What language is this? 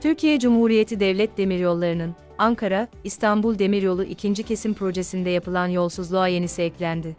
Turkish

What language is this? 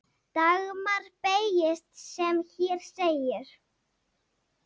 Icelandic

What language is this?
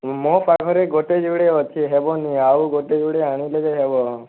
Odia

